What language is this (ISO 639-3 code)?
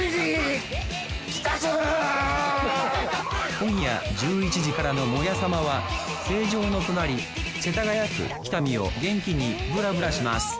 jpn